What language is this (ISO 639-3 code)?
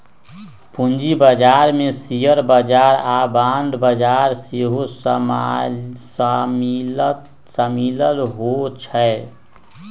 mag